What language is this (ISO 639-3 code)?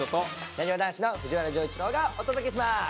jpn